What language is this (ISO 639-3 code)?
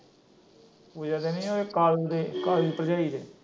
pan